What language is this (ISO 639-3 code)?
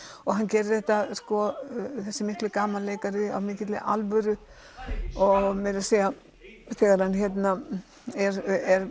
isl